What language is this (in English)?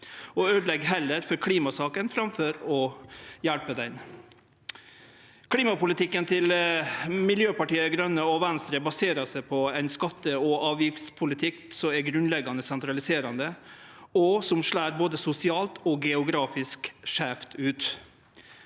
Norwegian